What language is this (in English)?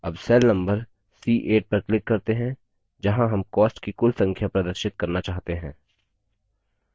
Hindi